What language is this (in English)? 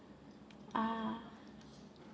English